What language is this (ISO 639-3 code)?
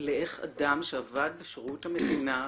heb